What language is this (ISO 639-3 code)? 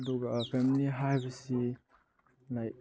mni